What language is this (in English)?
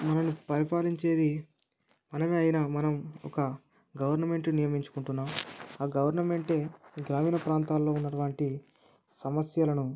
Telugu